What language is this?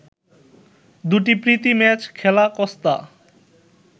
Bangla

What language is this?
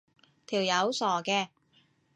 Cantonese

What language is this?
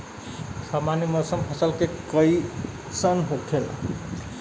Bhojpuri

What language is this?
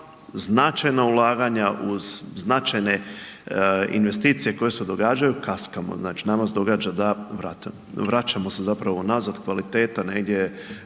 Croatian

